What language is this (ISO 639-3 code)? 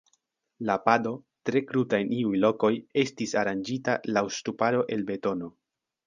epo